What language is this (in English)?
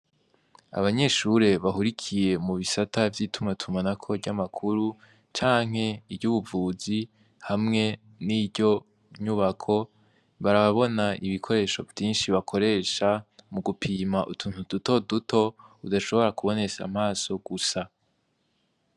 Rundi